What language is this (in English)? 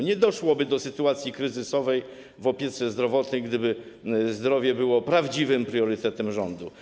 Polish